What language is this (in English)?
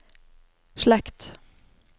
Norwegian